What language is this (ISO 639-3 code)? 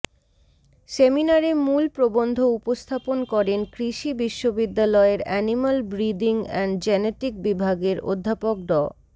ben